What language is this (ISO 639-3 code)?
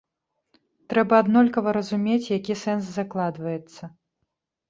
bel